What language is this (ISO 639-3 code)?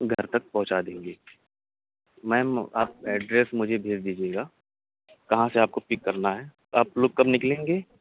urd